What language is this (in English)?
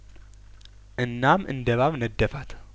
Amharic